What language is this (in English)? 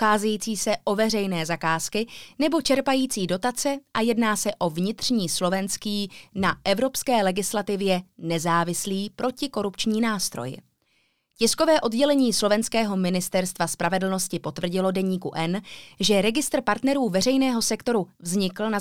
Czech